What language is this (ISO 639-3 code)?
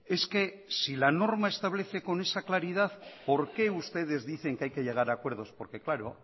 spa